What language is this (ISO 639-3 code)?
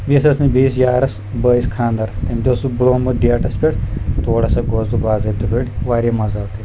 kas